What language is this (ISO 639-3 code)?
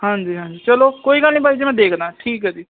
pan